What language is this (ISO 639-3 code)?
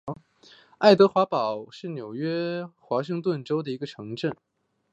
zho